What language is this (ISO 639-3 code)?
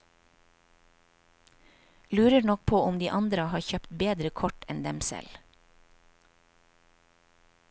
nor